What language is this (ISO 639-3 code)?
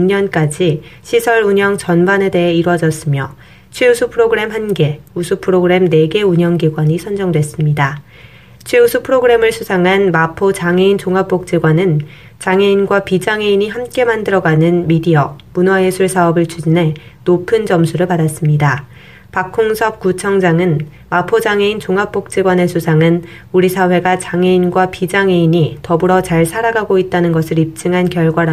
kor